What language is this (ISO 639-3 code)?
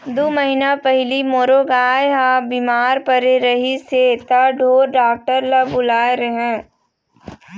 hne